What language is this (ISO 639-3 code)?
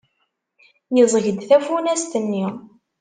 kab